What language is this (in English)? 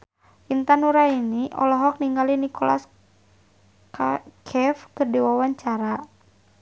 Sundanese